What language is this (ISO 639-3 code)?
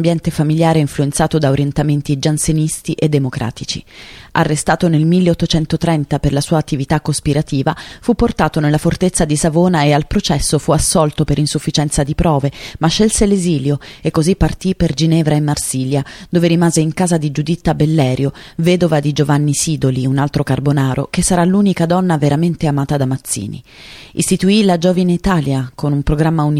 ita